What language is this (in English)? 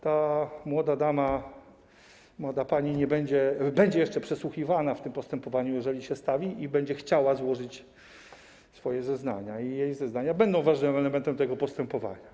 Polish